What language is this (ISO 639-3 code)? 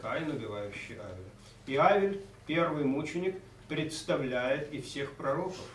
rus